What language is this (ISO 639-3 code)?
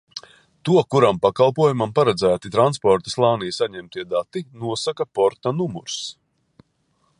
lav